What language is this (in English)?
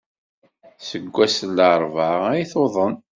Kabyle